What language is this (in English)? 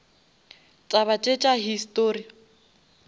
Northern Sotho